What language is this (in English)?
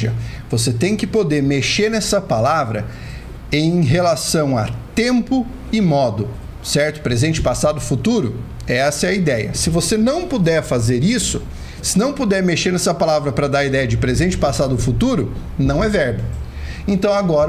Portuguese